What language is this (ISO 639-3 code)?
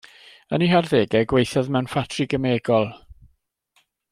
cym